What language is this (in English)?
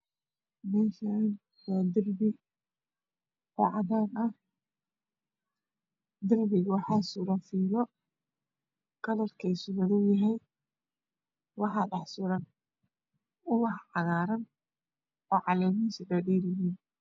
Somali